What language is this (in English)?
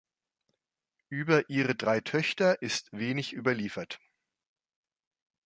German